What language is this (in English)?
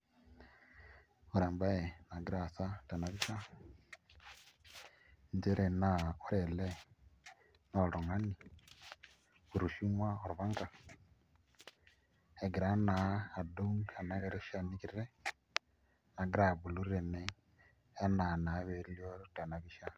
Masai